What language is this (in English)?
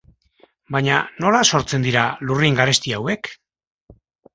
Basque